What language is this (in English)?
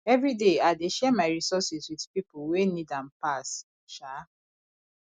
Nigerian Pidgin